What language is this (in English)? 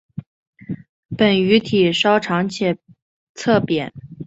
Chinese